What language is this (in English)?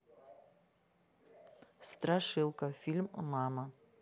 Russian